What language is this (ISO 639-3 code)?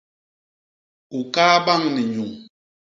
bas